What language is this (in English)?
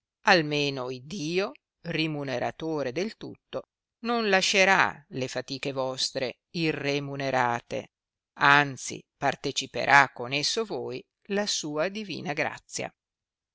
Italian